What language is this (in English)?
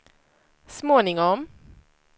Swedish